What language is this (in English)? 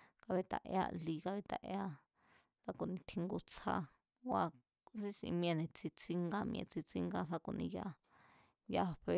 Mazatlán Mazatec